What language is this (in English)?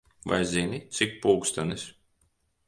Latvian